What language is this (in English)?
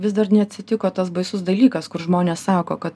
Lithuanian